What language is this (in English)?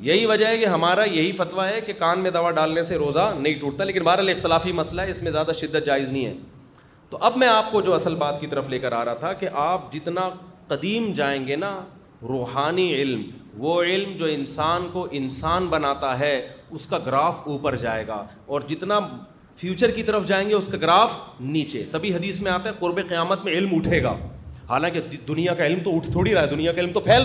Urdu